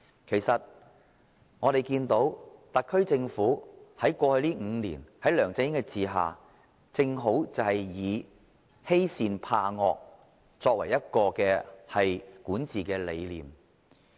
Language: Cantonese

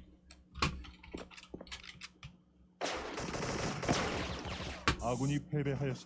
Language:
Korean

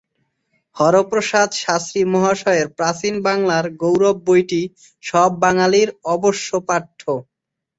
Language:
Bangla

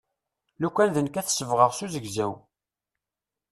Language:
Kabyle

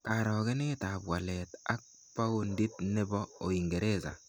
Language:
Kalenjin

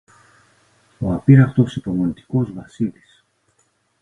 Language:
Greek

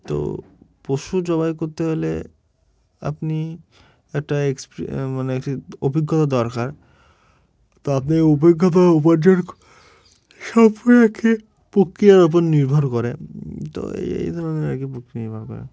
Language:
Bangla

